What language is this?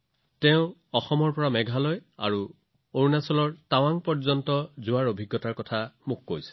Assamese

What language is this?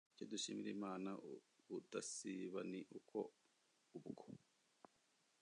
Kinyarwanda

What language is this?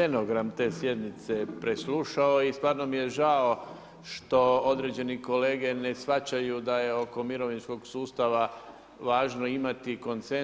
Croatian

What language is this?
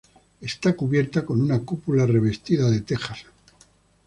Spanish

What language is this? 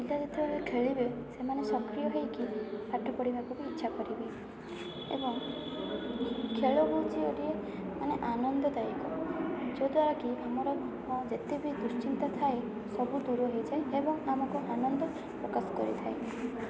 Odia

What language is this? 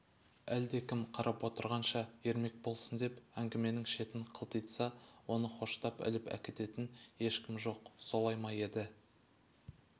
Kazakh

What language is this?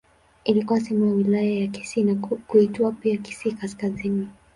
Swahili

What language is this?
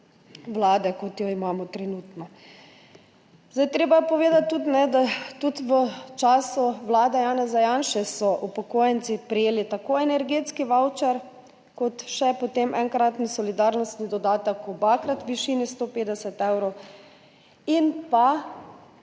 Slovenian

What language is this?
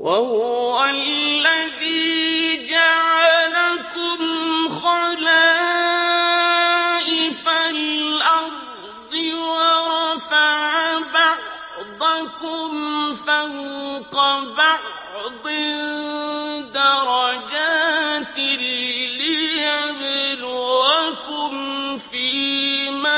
Arabic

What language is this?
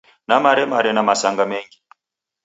Taita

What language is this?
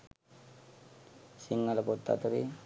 Sinhala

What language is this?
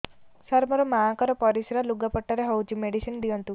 Odia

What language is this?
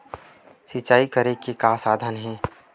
Chhattisgarhi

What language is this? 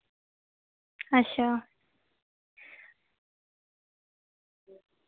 Dogri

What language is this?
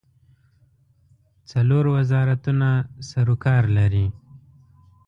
Pashto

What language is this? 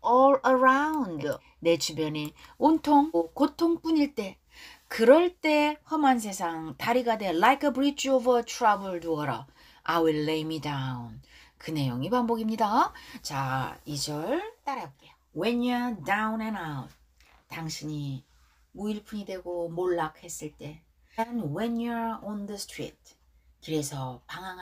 Korean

